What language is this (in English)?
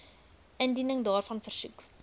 Afrikaans